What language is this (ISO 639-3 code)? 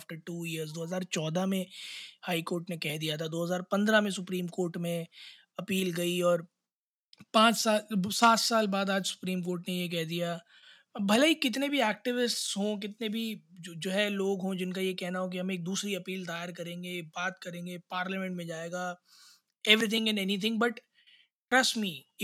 hin